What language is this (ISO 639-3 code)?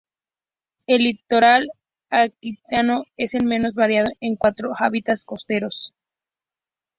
spa